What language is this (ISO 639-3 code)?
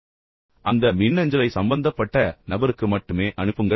tam